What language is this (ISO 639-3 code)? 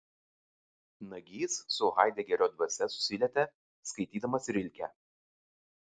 lit